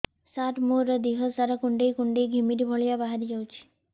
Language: Odia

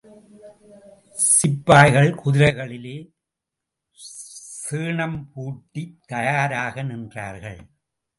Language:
Tamil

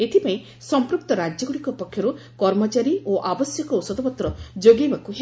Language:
Odia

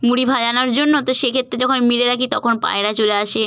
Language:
Bangla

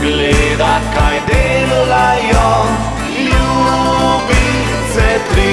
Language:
Slovenian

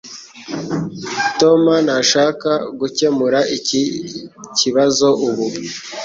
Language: Kinyarwanda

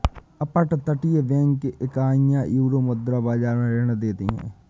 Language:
Hindi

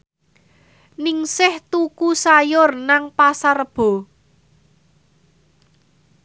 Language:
Javanese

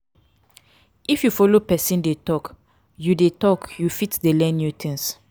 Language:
Nigerian Pidgin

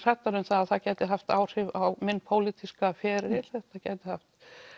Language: Icelandic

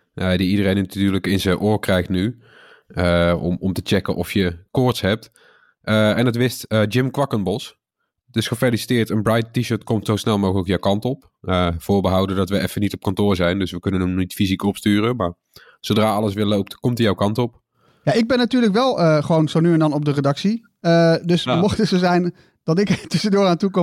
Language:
Dutch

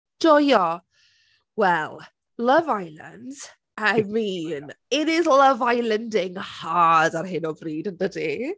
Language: Welsh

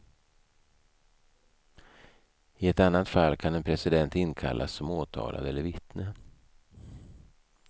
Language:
Swedish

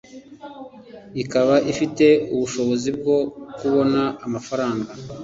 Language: Kinyarwanda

